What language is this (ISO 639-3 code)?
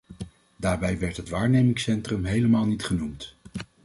nld